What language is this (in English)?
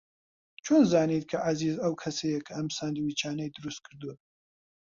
Central Kurdish